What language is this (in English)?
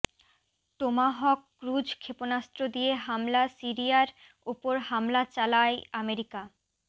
Bangla